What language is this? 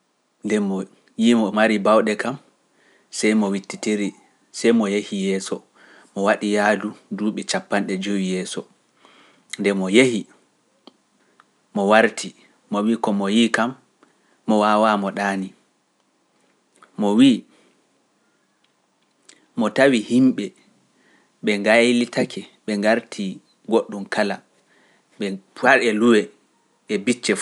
Pular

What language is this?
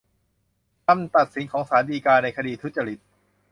Thai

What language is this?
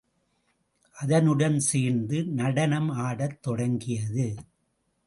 Tamil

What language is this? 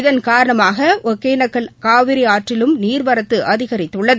Tamil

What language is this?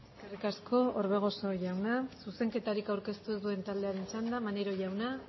Basque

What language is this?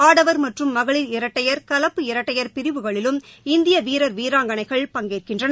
Tamil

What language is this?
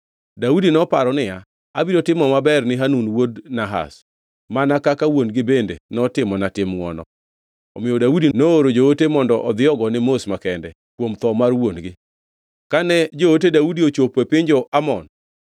Luo (Kenya and Tanzania)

